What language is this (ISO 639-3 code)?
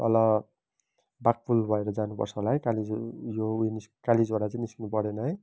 nep